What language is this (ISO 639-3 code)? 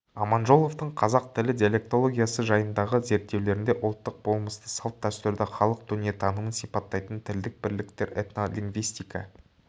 kaz